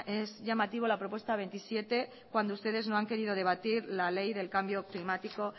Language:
Spanish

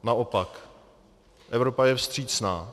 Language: Czech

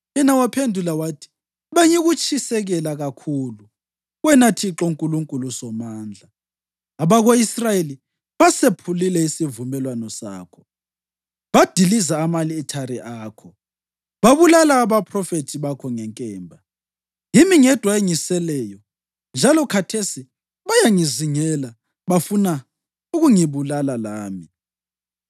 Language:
North Ndebele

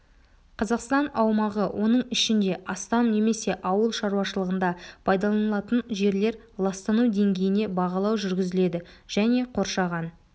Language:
Kazakh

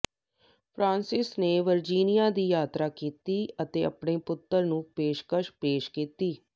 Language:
Punjabi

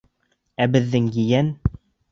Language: Bashkir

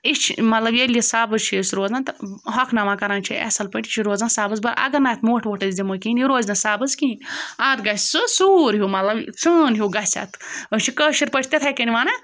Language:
Kashmiri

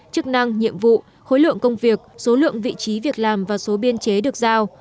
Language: Vietnamese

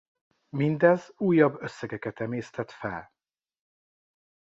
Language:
Hungarian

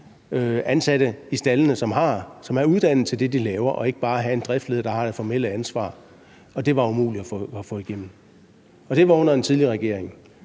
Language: Danish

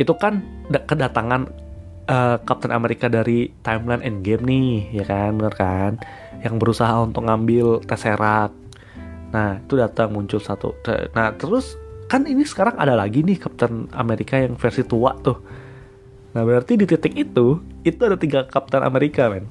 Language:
Indonesian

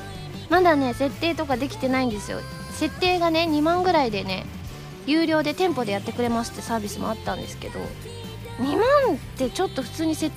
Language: Japanese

